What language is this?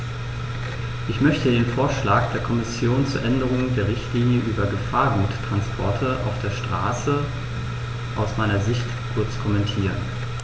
German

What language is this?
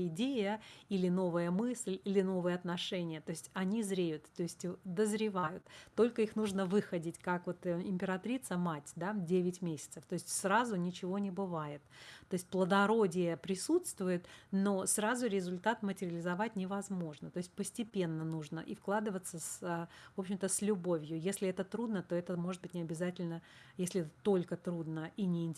Russian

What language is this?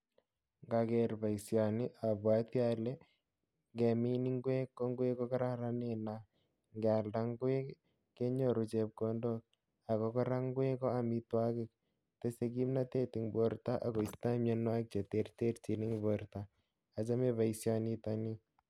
Kalenjin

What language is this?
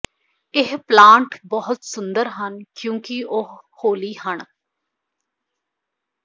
Punjabi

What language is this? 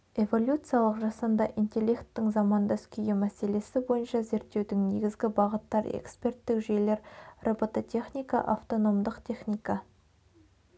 Kazakh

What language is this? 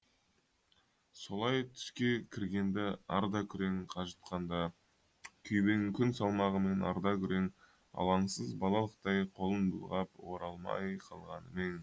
Kazakh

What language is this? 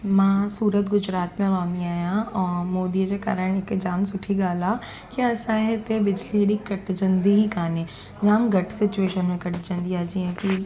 Sindhi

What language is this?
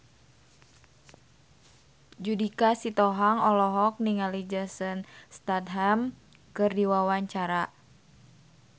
Sundanese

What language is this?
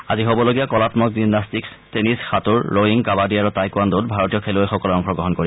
Assamese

